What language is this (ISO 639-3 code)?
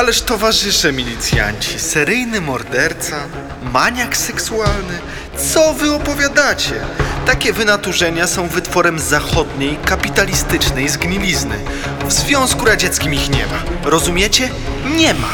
pol